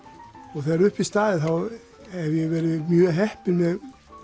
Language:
Icelandic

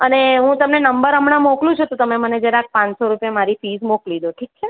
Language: Gujarati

